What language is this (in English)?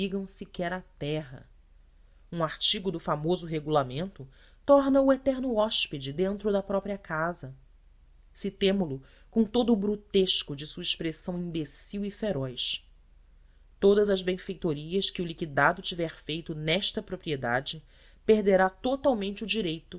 Portuguese